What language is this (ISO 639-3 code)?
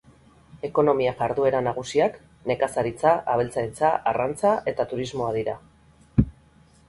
eus